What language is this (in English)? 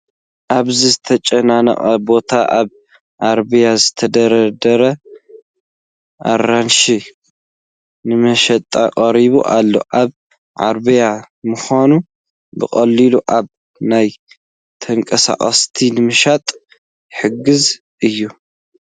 Tigrinya